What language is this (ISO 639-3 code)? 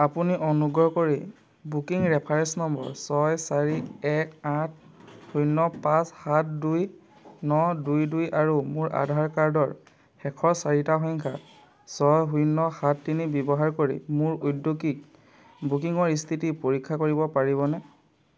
asm